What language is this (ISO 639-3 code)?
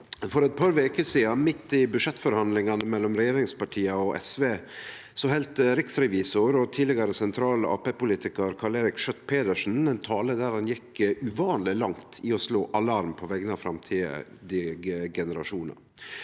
nor